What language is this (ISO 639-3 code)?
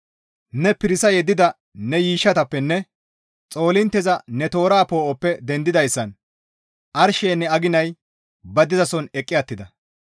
gmv